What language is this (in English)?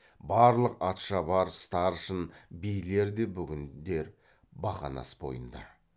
Kazakh